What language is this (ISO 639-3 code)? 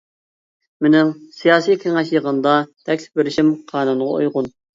uig